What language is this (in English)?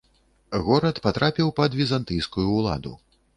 Belarusian